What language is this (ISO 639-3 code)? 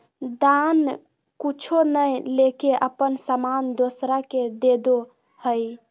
mag